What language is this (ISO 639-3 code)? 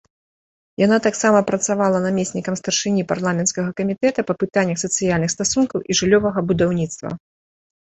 bel